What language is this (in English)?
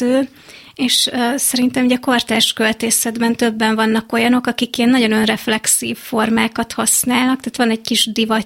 Hungarian